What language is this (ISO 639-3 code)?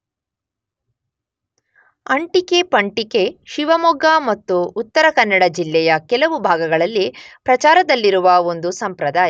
kan